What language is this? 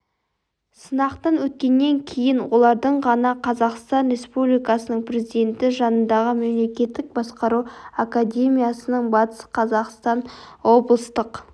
Kazakh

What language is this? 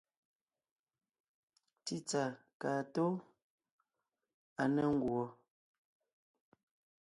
Ngiemboon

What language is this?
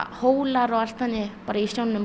Icelandic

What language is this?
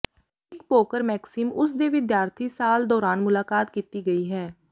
Punjabi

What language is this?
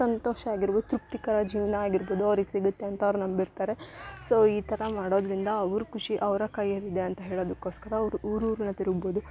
Kannada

